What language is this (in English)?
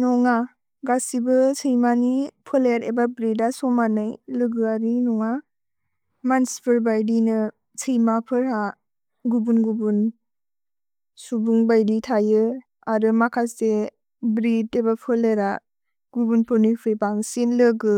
Bodo